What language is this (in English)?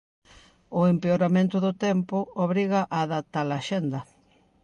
Galician